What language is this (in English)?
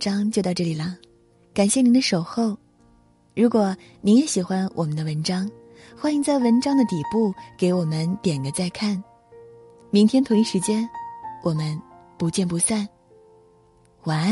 Chinese